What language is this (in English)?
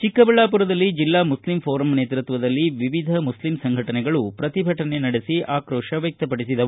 Kannada